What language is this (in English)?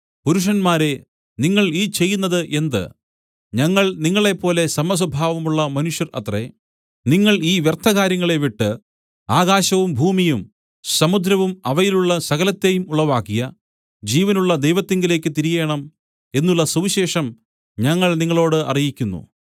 Malayalam